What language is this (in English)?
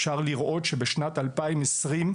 Hebrew